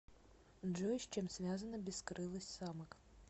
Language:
Russian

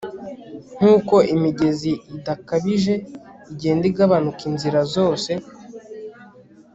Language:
Kinyarwanda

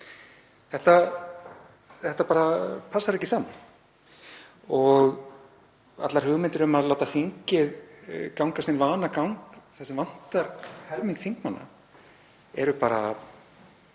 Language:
Icelandic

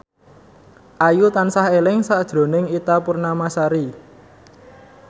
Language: Javanese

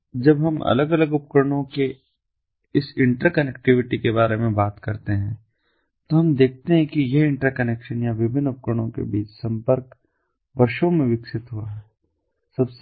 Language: Hindi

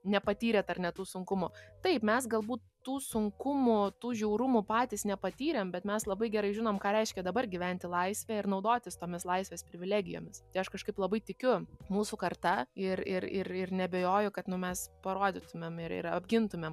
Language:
Lithuanian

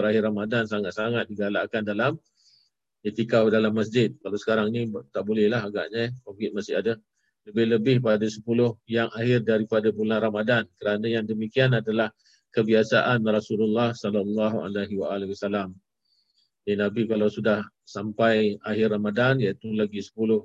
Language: Malay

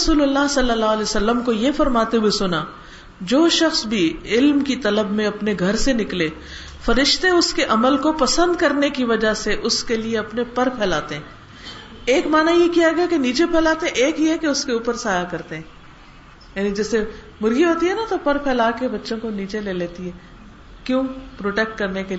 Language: Urdu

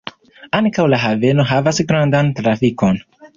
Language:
Esperanto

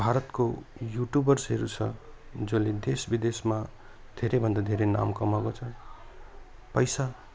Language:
Nepali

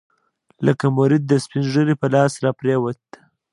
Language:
Pashto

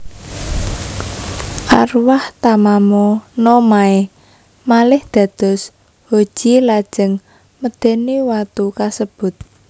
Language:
Javanese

